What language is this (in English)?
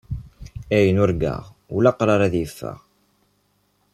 Kabyle